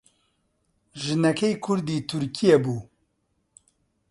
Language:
Central Kurdish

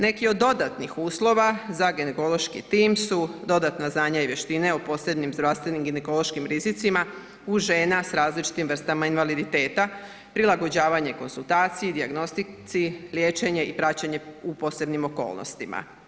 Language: Croatian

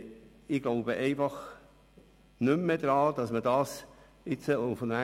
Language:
Swiss German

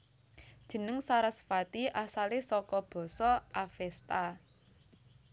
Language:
Javanese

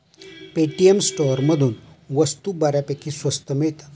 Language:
Marathi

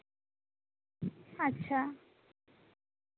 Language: Santali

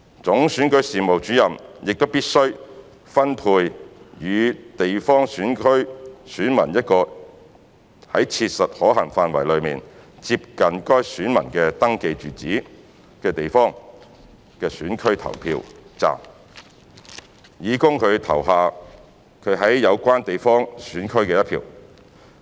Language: Cantonese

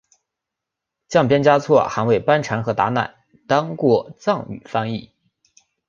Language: Chinese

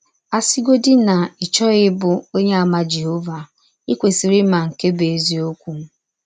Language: Igbo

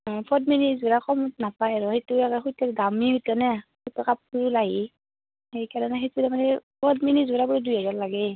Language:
Assamese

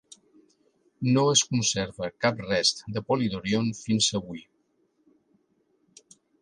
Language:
Catalan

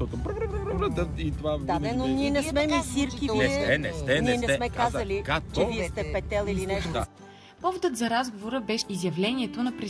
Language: Bulgarian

